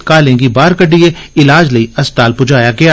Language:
Dogri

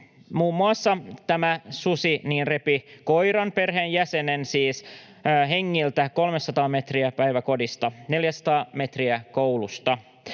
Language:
Finnish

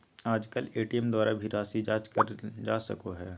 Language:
Magahi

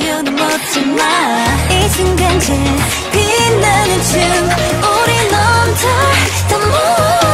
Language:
Korean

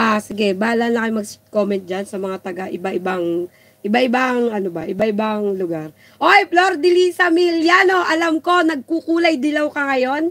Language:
Filipino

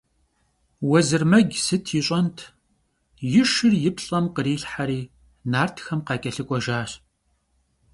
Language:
Kabardian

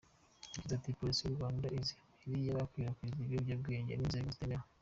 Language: Kinyarwanda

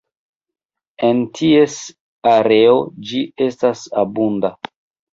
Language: Esperanto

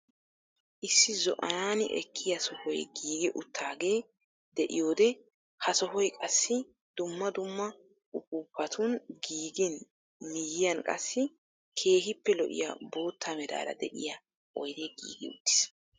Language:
Wolaytta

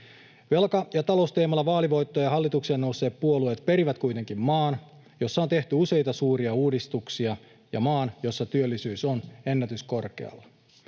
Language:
Finnish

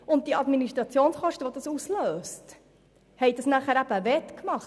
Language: Swiss German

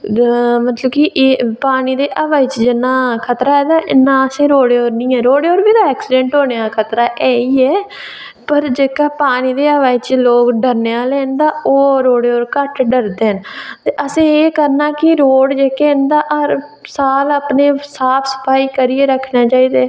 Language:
Dogri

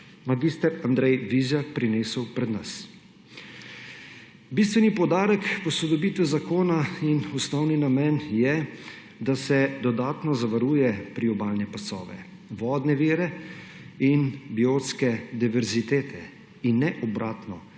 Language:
Slovenian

